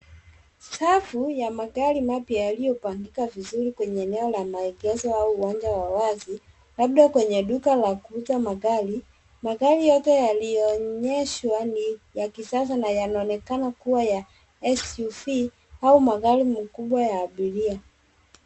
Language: Swahili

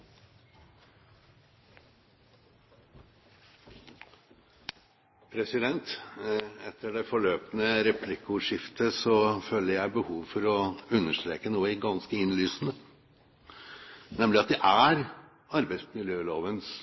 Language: Norwegian Bokmål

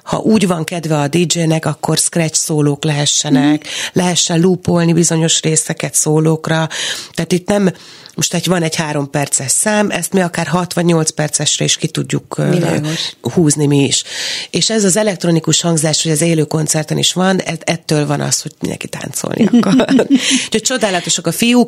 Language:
Hungarian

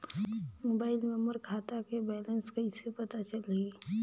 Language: Chhattisgarhi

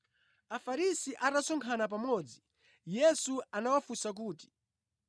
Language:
Nyanja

